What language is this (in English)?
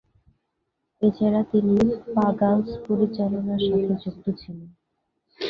Bangla